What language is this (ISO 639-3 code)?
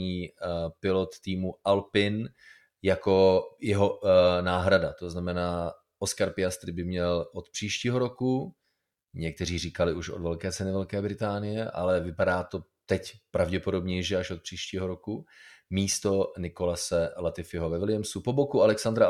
ces